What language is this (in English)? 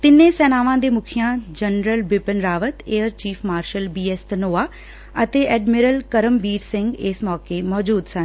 Punjabi